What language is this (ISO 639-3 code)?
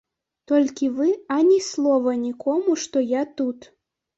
bel